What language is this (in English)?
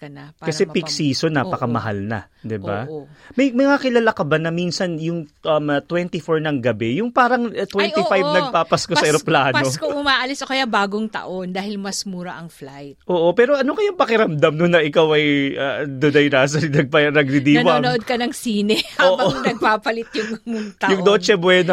Filipino